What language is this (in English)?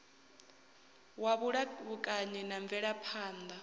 Venda